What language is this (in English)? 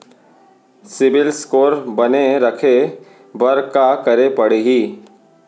Chhattisgarhi